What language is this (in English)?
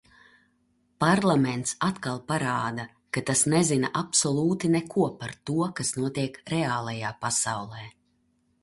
Latvian